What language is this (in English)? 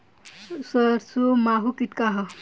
Bhojpuri